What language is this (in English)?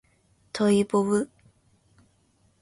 Japanese